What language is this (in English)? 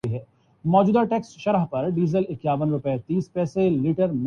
Urdu